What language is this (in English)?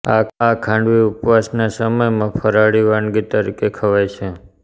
Gujarati